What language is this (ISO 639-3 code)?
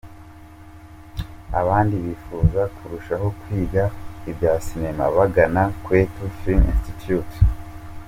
kin